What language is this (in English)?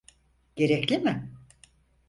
Turkish